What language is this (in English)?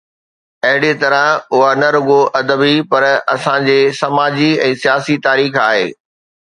Sindhi